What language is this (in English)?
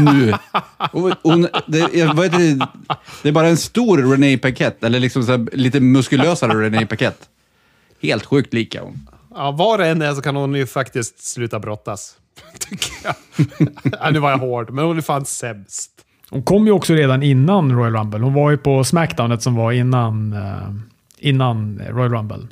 Swedish